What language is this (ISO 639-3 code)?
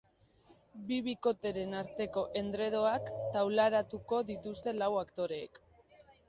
eus